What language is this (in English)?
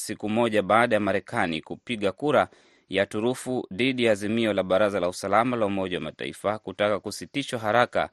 Swahili